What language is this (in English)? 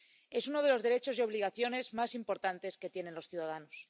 Spanish